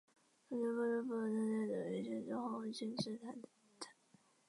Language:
Chinese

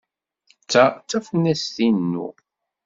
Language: Kabyle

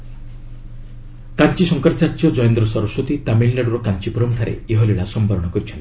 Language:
Odia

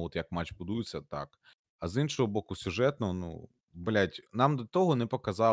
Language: Ukrainian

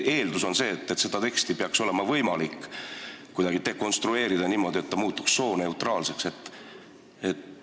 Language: Estonian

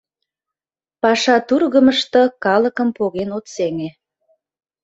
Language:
Mari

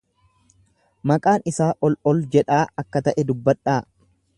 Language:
Oromo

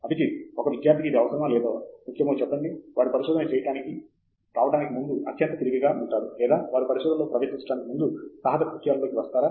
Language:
Telugu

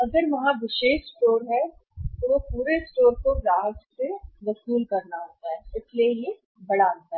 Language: Hindi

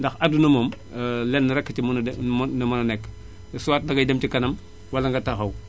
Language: Wolof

